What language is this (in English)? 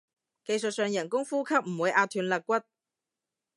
Cantonese